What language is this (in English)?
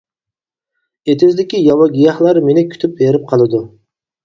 Uyghur